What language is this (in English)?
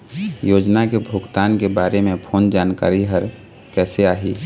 Chhattisgarhi